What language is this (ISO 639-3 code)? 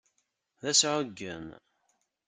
kab